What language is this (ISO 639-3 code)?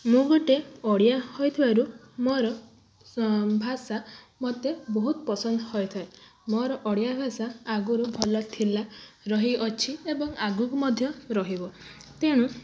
ori